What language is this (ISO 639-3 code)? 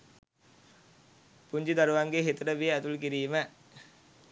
sin